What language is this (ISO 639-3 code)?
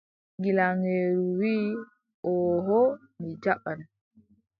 fub